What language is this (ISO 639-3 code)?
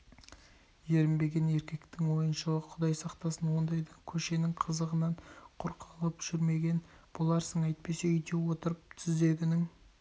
kaz